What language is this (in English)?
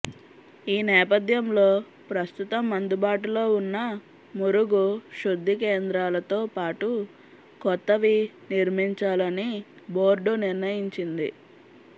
Telugu